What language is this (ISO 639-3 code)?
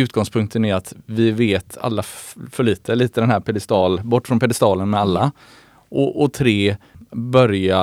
swe